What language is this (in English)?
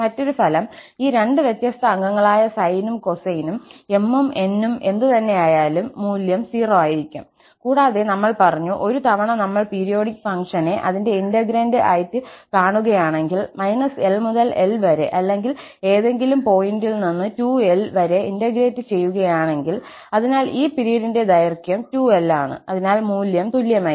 Malayalam